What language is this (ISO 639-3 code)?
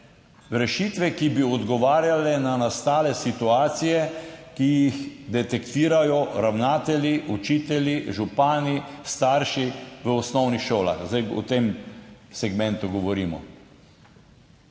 slv